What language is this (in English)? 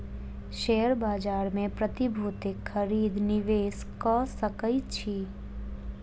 Maithili